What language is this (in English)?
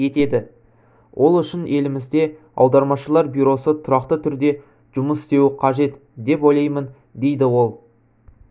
Kazakh